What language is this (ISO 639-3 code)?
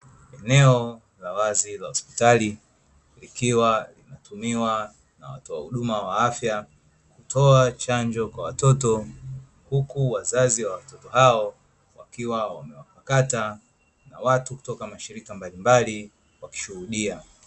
swa